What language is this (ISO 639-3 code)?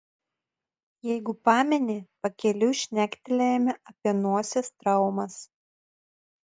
lit